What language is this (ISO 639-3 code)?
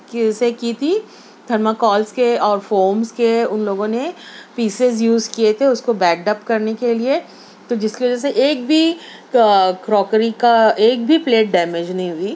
urd